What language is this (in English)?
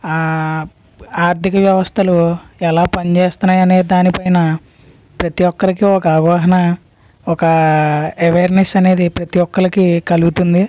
Telugu